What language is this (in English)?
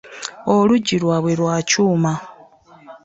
Ganda